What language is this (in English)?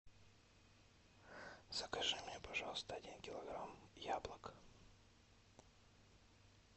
Russian